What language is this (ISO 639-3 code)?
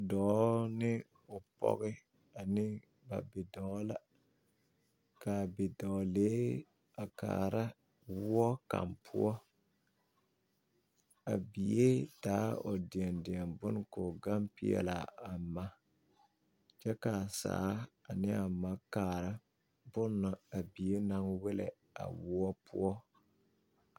dga